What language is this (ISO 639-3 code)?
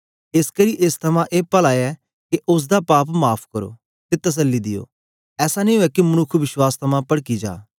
doi